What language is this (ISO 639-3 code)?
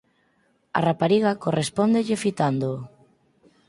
glg